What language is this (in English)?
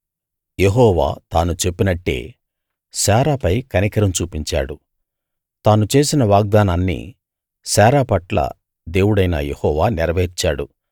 Telugu